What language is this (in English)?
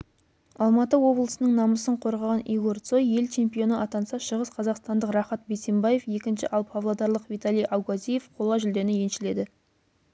Kazakh